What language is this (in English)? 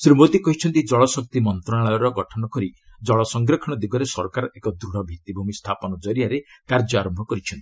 Odia